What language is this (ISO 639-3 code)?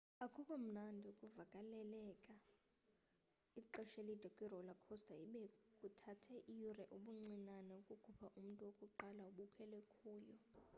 xho